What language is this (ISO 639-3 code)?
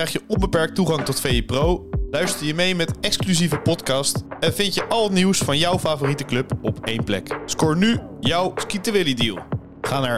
nld